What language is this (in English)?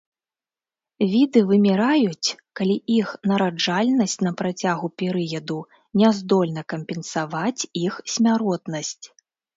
Belarusian